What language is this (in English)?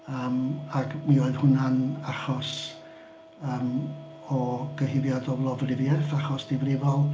Welsh